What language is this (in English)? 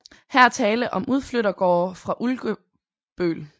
Danish